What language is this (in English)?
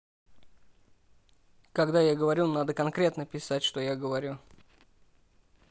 Russian